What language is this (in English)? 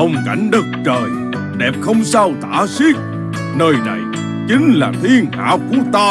Vietnamese